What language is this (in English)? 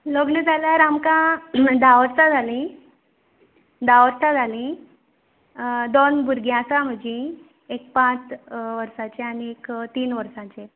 Konkani